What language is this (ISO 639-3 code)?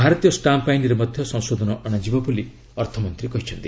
ori